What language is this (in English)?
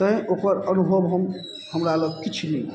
Maithili